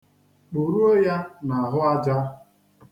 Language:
Igbo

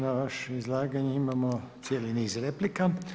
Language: Croatian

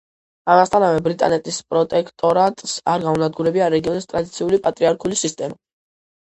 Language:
Georgian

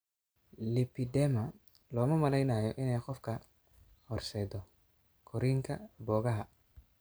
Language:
Somali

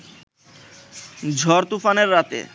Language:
Bangla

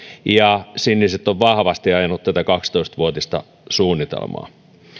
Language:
Finnish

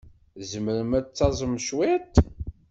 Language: Kabyle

